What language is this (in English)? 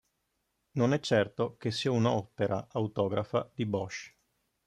Italian